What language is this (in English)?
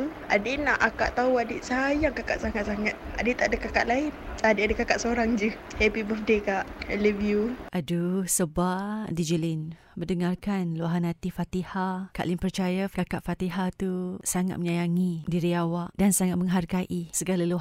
Malay